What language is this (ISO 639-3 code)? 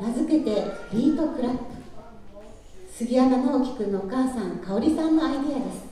jpn